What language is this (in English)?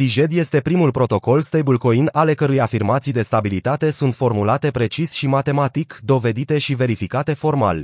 Romanian